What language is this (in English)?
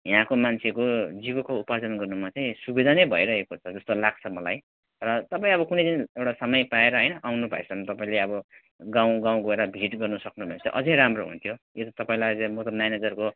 Nepali